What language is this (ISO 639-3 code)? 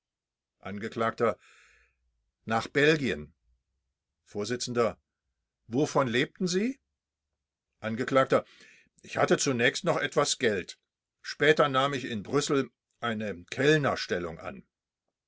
deu